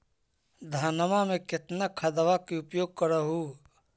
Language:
Magahi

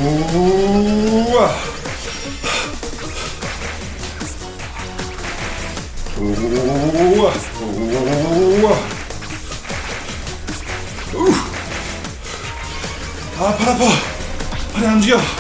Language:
Korean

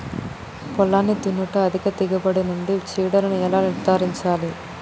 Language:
Telugu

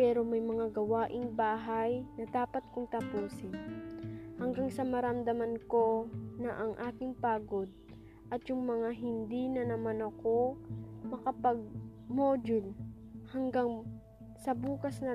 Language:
Filipino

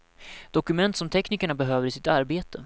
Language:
Swedish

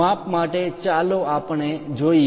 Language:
Gujarati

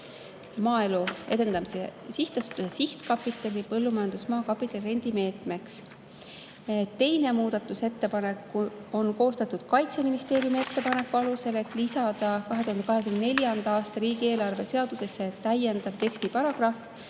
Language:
Estonian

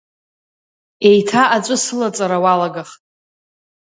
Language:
Abkhazian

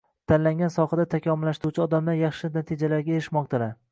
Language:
Uzbek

